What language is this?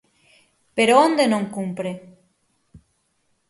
Galician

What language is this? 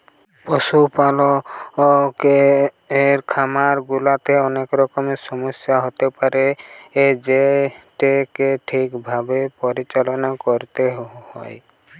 Bangla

